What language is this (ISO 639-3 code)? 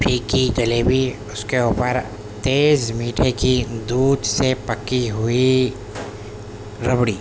urd